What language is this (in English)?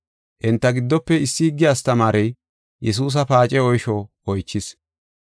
Gofa